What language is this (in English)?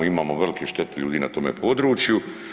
Croatian